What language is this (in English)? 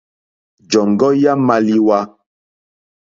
Mokpwe